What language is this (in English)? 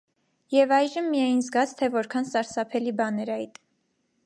Armenian